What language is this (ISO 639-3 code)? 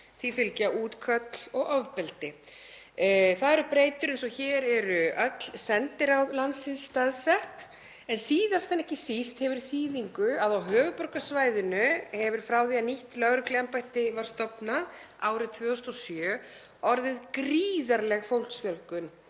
isl